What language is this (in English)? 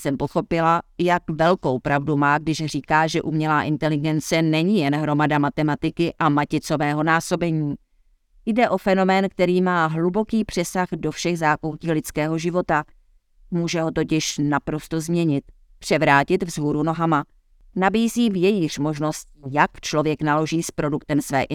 Czech